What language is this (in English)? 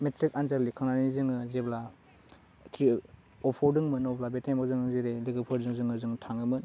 Bodo